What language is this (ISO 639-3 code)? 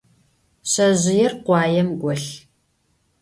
ady